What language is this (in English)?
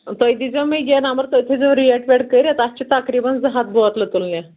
Kashmiri